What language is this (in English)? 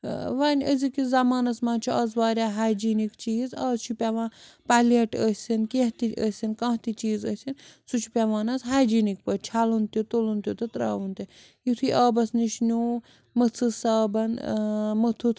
Kashmiri